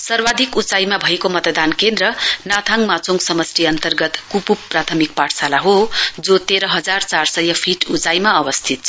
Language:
Nepali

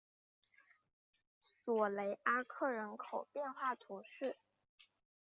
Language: Chinese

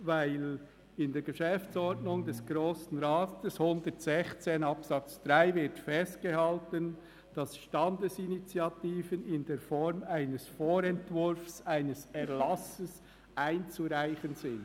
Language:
Swiss German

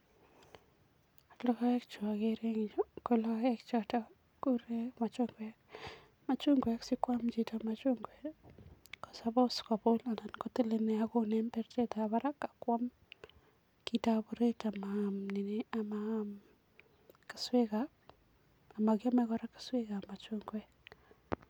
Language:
Kalenjin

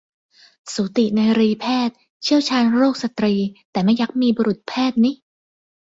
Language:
Thai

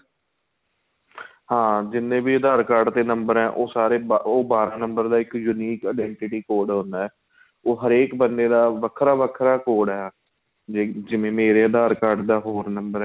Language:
Punjabi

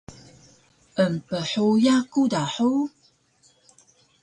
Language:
Taroko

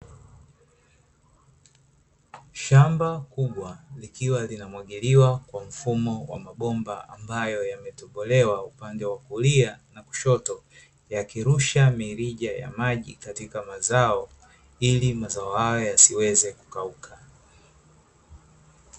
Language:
Swahili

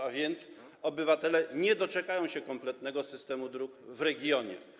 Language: Polish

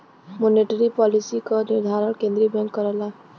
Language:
Bhojpuri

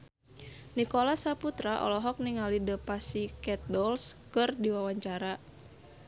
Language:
Sundanese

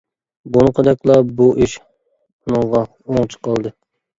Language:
Uyghur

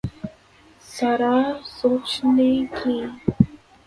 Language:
Urdu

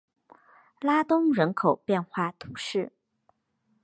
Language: Chinese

